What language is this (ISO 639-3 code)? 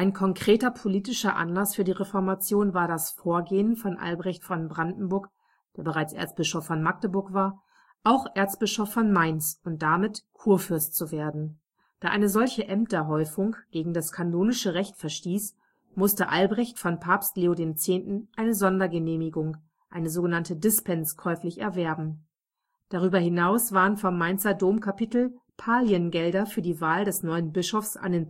deu